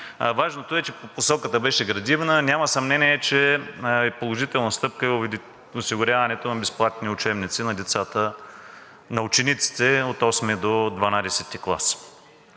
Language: Bulgarian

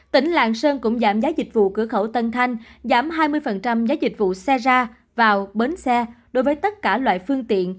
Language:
Vietnamese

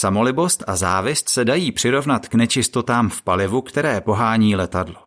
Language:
Czech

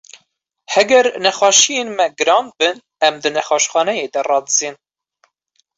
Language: Kurdish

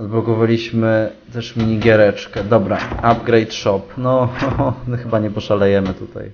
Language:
Polish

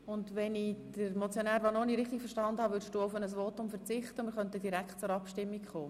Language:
Swiss German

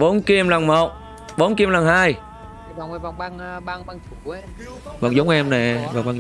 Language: Vietnamese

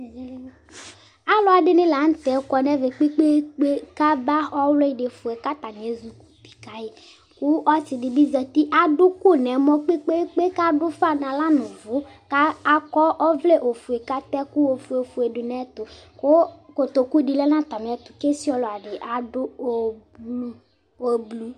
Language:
Ikposo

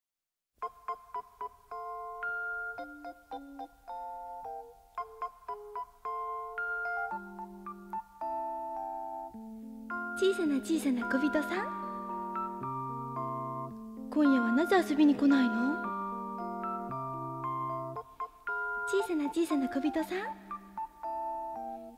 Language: Japanese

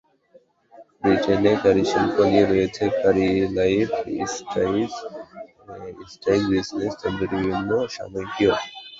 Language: Bangla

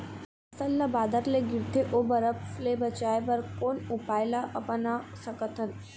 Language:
Chhattisgarhi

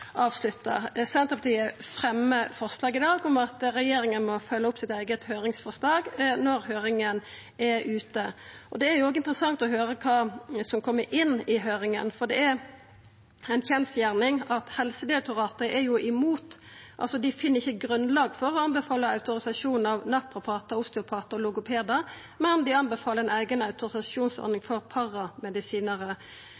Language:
Norwegian Nynorsk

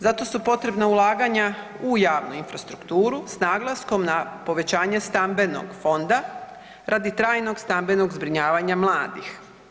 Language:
Croatian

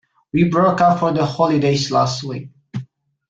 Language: English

